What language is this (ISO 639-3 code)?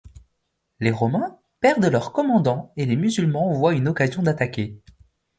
fra